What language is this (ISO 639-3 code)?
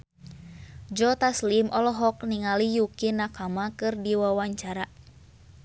sun